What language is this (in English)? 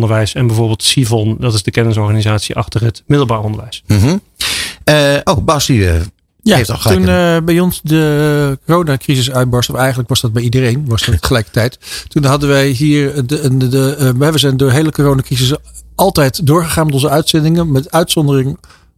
Dutch